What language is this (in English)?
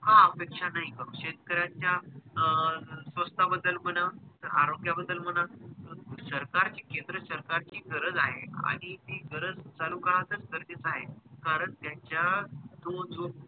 Marathi